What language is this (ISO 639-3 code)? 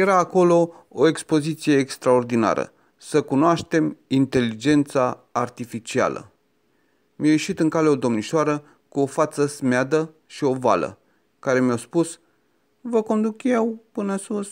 ron